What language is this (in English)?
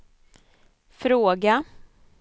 Swedish